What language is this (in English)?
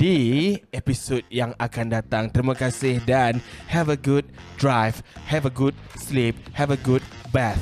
Malay